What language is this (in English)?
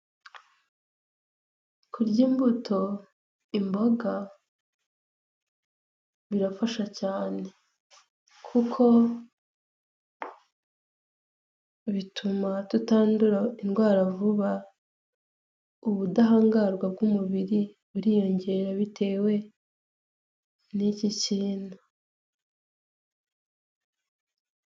Kinyarwanda